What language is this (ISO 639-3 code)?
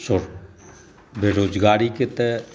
mai